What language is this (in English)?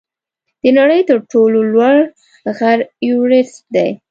Pashto